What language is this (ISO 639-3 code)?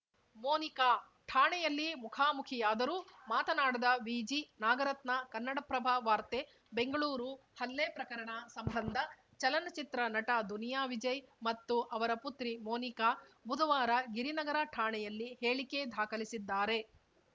kan